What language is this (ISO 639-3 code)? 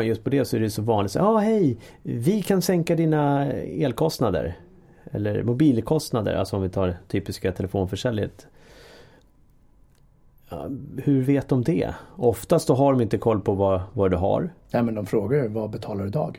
swe